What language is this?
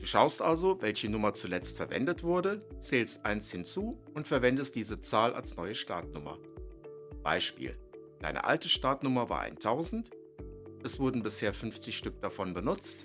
German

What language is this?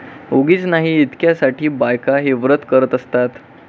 Marathi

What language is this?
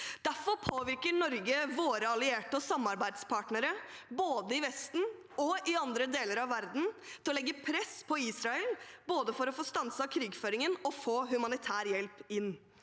Norwegian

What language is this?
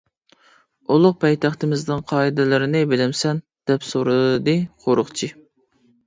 Uyghur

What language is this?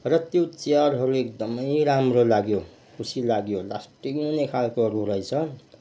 Nepali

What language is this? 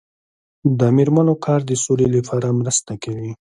Pashto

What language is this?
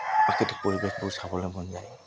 Assamese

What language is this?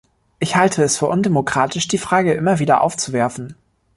German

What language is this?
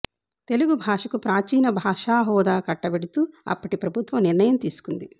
Telugu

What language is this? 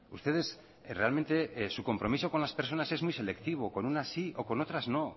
Spanish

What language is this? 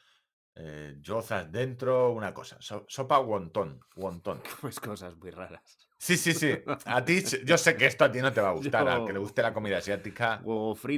Spanish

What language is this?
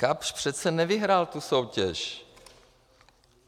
Czech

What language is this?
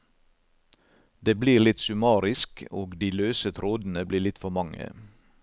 Norwegian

